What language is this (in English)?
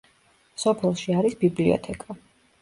Georgian